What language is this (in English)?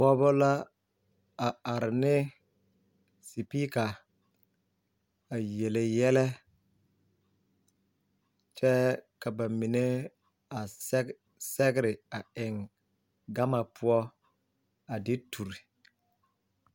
Southern Dagaare